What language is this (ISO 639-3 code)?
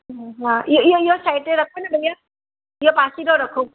snd